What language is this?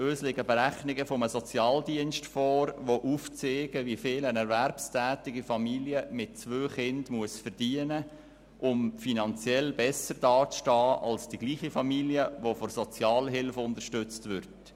Swiss German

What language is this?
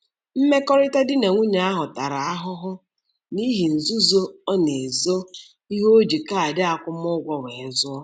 Igbo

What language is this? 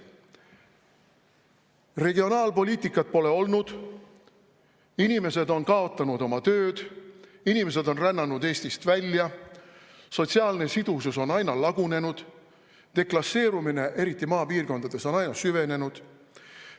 Estonian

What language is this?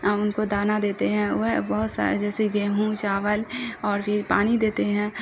Urdu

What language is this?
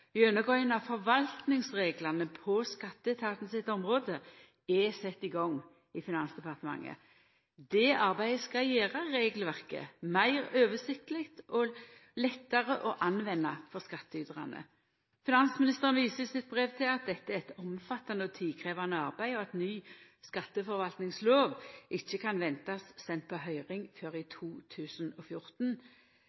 Norwegian Nynorsk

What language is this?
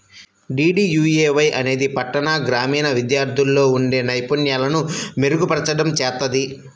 Telugu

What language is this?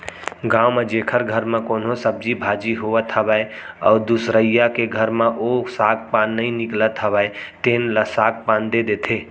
Chhattisgarhi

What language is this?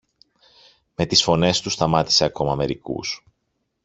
Greek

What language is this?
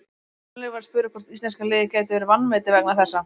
Icelandic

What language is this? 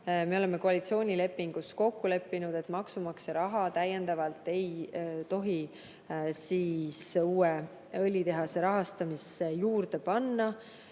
Estonian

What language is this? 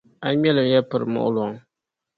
Dagbani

